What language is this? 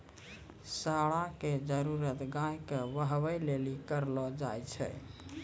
Maithili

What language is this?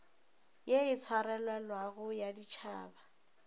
Northern Sotho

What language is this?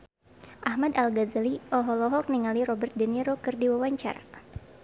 Sundanese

